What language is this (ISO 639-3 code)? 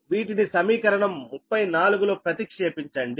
tel